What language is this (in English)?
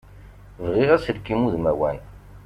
Kabyle